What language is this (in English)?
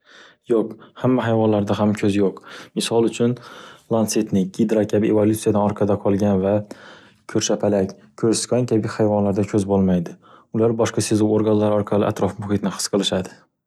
Uzbek